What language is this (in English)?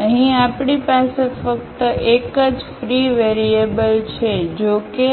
Gujarati